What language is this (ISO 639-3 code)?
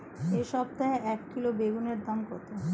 ben